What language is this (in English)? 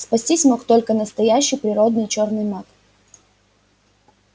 Russian